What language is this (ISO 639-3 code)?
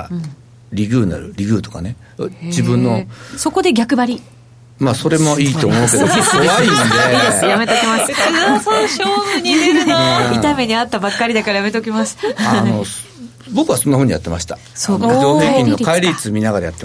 jpn